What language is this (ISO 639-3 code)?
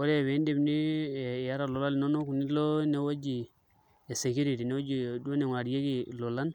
mas